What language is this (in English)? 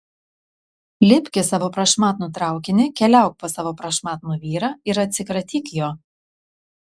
Lithuanian